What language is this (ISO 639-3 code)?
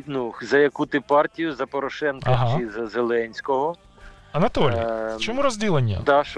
ukr